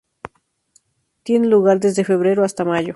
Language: Spanish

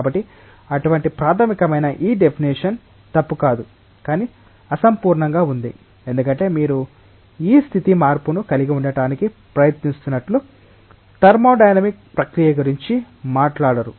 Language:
Telugu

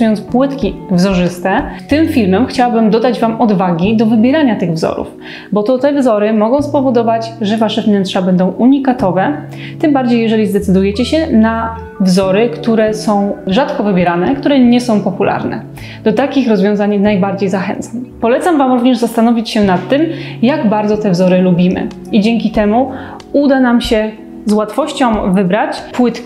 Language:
Polish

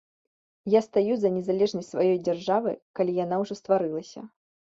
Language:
Belarusian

